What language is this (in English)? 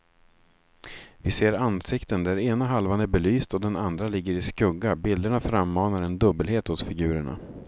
Swedish